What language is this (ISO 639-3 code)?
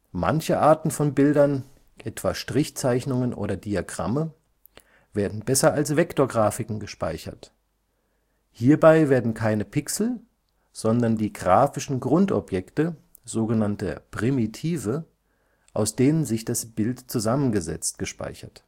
deu